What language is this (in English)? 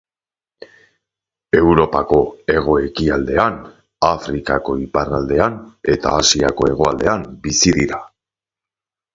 Basque